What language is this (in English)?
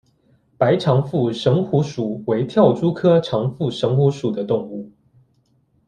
Chinese